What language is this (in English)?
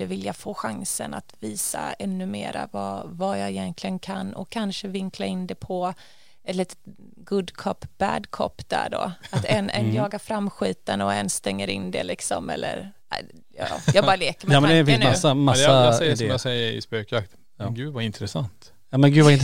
Swedish